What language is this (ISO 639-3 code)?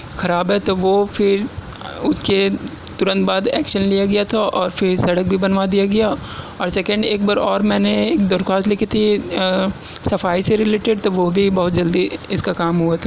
urd